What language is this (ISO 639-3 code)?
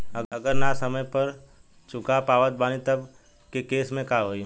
bho